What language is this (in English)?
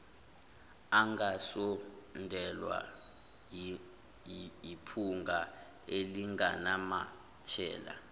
Zulu